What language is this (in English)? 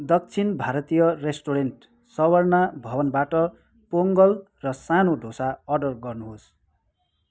Nepali